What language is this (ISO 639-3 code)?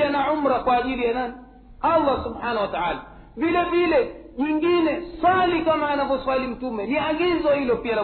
swa